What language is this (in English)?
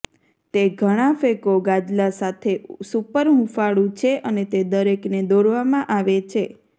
Gujarati